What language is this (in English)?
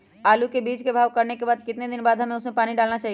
Magahi